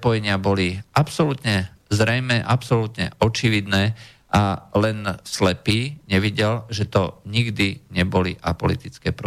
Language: Slovak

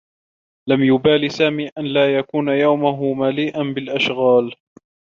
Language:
Arabic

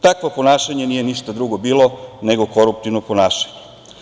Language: Serbian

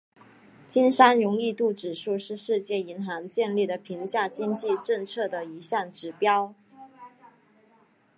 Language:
Chinese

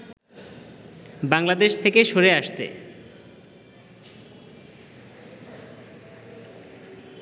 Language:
Bangla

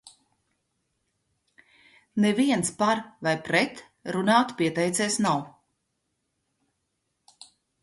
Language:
Latvian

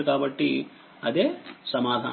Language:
Telugu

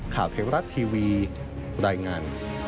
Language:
Thai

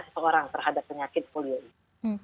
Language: Indonesian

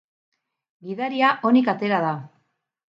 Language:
Basque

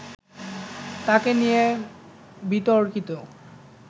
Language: Bangla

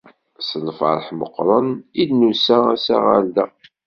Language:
Kabyle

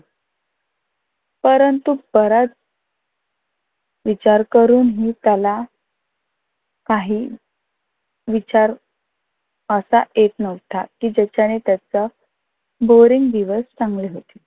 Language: Marathi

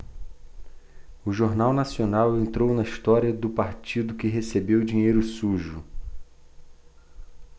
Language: Portuguese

